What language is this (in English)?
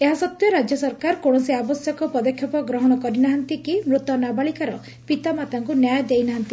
Odia